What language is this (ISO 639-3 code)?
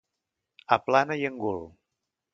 cat